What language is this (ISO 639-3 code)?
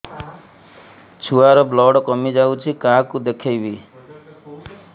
ori